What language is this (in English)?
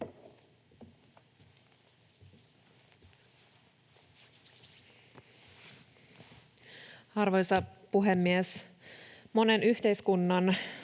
Finnish